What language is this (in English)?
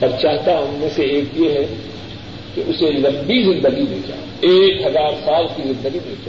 Urdu